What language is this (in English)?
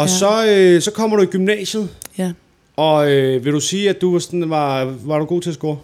Danish